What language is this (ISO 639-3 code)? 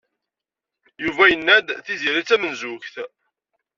kab